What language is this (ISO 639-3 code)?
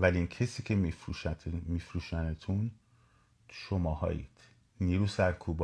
fas